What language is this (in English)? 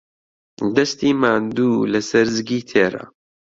Central Kurdish